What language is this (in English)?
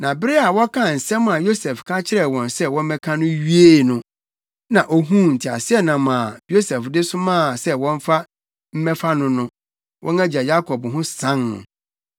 Akan